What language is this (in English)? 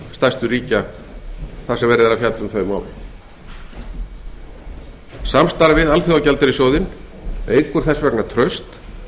Icelandic